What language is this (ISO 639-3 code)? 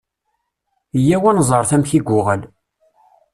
kab